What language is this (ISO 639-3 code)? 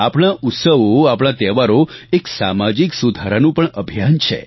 guj